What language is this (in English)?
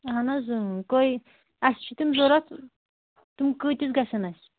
Kashmiri